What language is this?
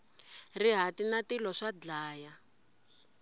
Tsonga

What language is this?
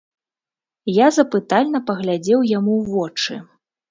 Belarusian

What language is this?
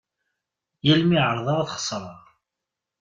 Kabyle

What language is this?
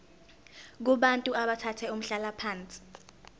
Zulu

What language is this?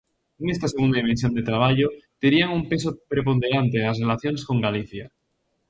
Galician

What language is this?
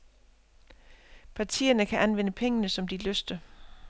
Danish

